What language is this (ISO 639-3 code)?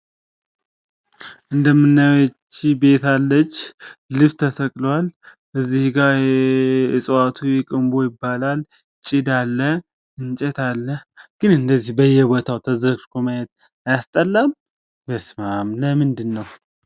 amh